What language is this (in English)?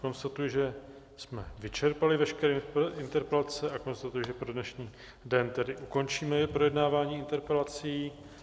Czech